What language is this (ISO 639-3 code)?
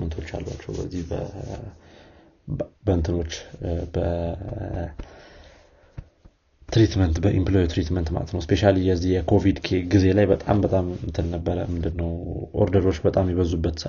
amh